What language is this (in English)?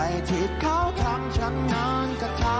Thai